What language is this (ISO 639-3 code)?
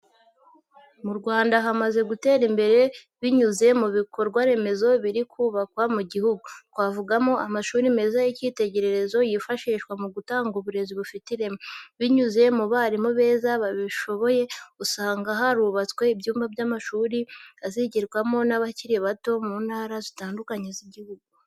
kin